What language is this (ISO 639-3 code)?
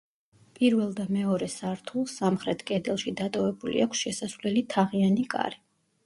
kat